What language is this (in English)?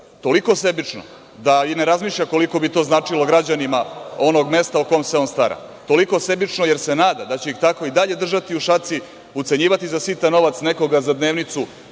Serbian